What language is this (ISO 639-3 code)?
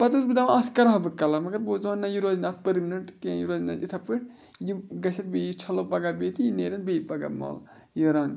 kas